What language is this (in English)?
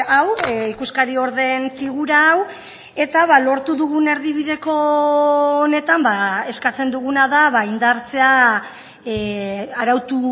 Basque